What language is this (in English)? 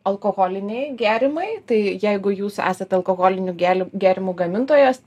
Lithuanian